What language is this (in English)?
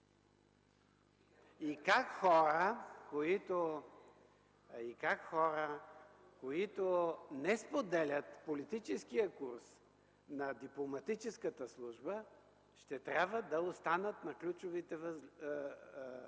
Bulgarian